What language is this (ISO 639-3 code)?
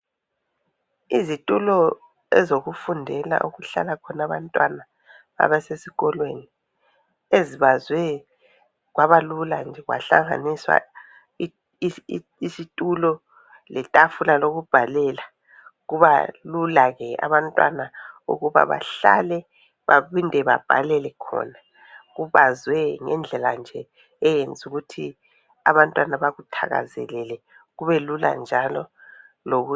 nde